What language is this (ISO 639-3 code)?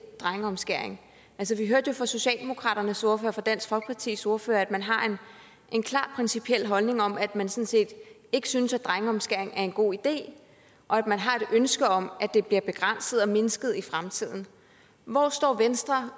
dan